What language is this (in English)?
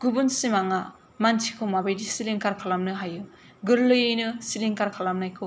Bodo